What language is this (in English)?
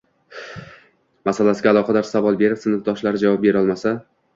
Uzbek